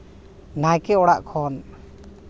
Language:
Santali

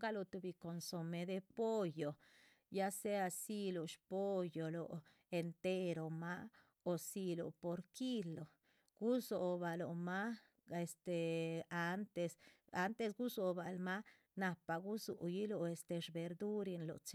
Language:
Chichicapan Zapotec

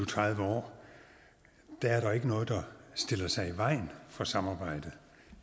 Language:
Danish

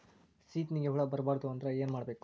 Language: Kannada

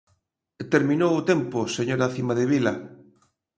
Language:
Galician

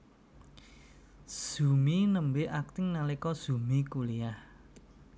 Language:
Javanese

